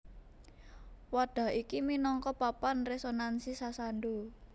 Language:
Javanese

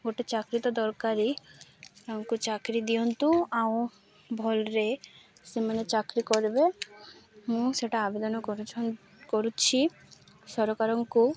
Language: Odia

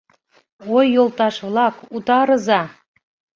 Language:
Mari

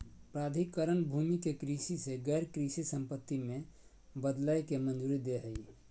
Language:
Magahi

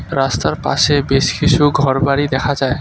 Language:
Bangla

